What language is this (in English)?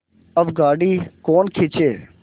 Hindi